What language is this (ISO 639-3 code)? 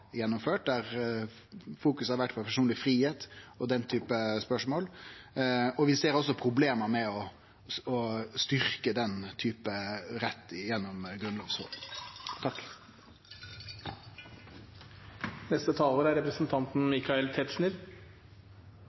nor